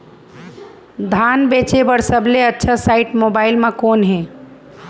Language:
Chhattisgarhi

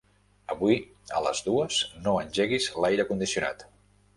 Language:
Catalan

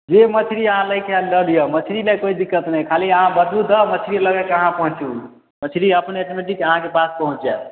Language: Maithili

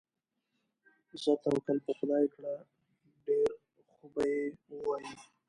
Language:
Pashto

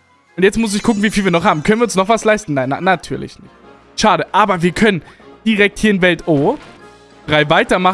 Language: German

